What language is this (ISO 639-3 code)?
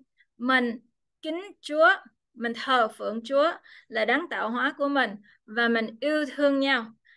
vie